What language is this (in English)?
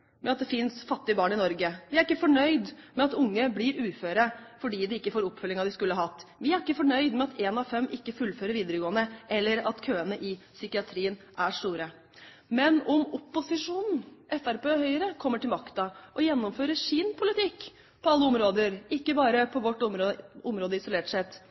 Norwegian Bokmål